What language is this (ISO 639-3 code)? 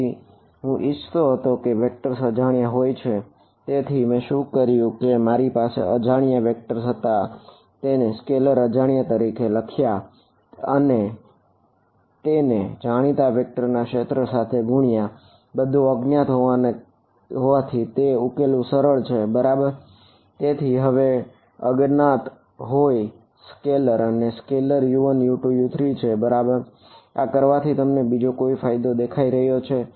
guj